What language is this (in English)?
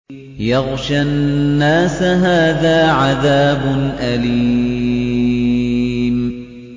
Arabic